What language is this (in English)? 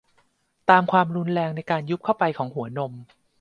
Thai